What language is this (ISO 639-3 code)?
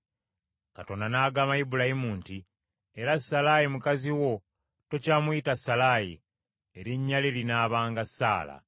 lug